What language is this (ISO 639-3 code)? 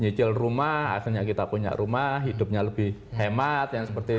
ind